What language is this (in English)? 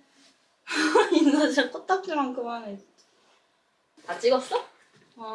Korean